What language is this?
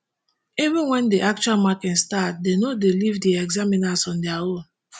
Nigerian Pidgin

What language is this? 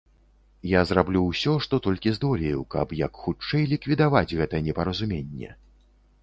Belarusian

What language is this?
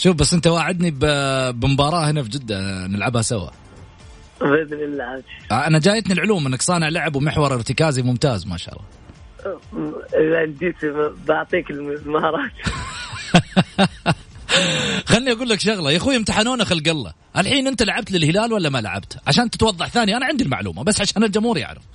Arabic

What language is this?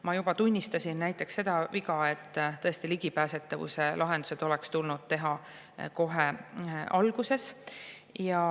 Estonian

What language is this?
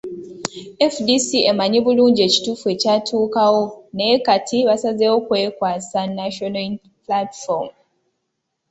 Ganda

